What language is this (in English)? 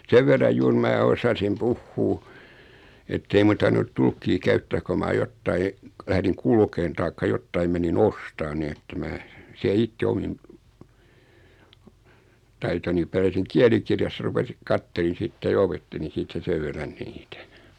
Finnish